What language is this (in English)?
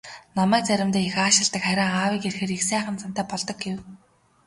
Mongolian